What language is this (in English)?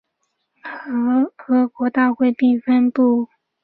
Chinese